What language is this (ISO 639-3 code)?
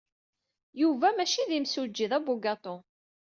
kab